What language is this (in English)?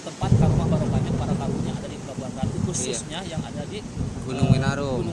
Indonesian